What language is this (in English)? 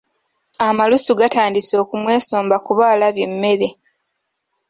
Ganda